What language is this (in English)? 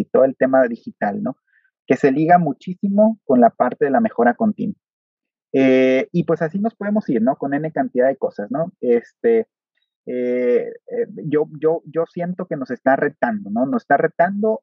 Spanish